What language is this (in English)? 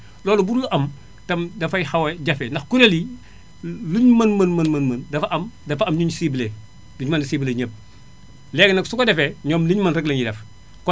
Wolof